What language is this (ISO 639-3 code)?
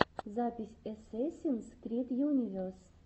rus